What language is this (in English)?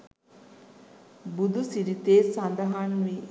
Sinhala